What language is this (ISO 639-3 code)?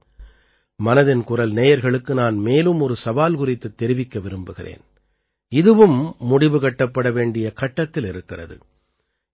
tam